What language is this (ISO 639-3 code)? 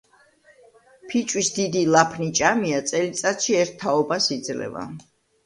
kat